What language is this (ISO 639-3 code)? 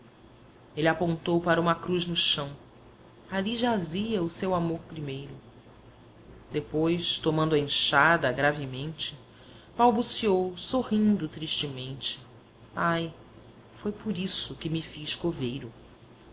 por